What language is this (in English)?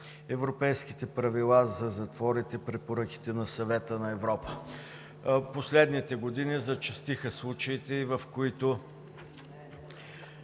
Bulgarian